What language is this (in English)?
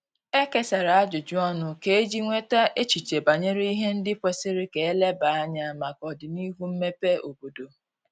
Igbo